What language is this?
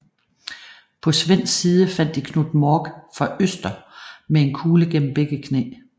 Danish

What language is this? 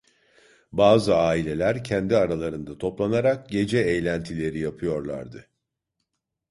Turkish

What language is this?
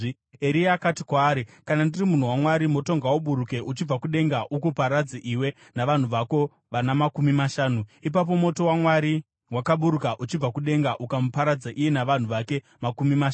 Shona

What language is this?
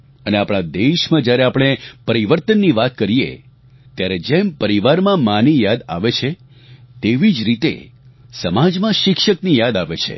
Gujarati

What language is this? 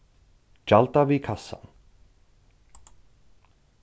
Faroese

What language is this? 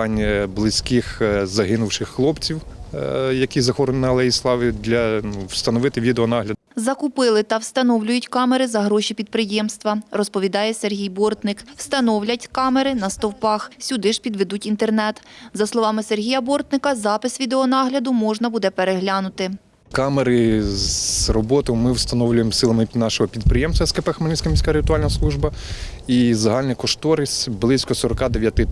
Ukrainian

